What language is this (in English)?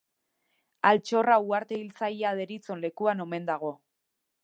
Basque